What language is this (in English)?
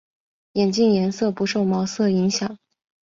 Chinese